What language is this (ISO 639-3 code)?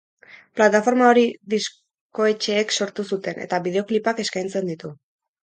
eus